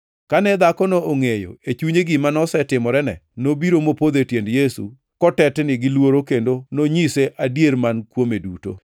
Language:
Luo (Kenya and Tanzania)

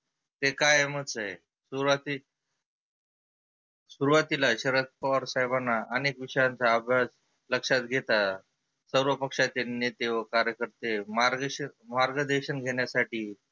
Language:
Marathi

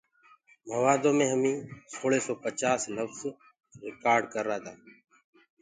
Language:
Gurgula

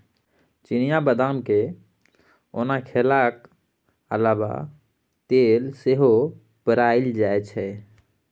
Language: Maithili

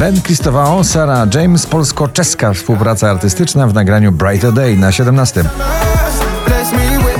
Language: Polish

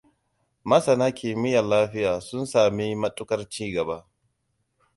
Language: Hausa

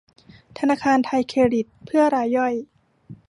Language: Thai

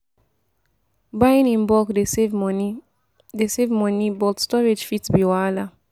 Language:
Nigerian Pidgin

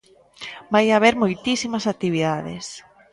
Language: Galician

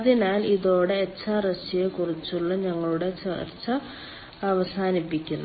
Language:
Malayalam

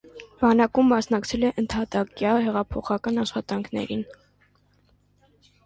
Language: Armenian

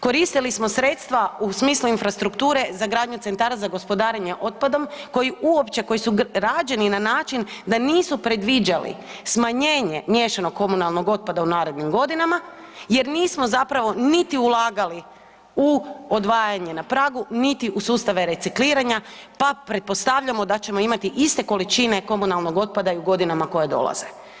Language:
Croatian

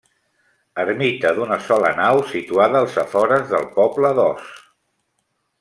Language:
Catalan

